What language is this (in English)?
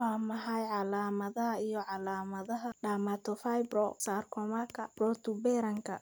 Somali